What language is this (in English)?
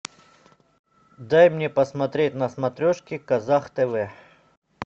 Russian